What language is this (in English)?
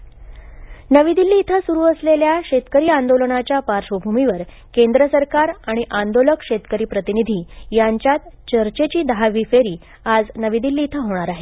Marathi